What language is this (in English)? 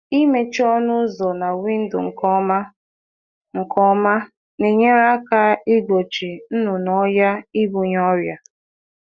Igbo